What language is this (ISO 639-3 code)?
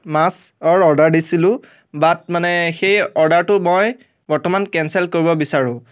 asm